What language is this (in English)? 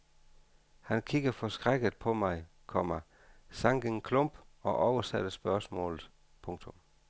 Danish